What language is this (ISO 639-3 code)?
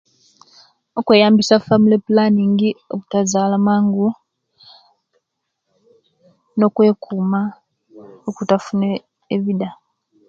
lke